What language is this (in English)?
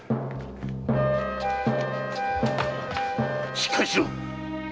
Japanese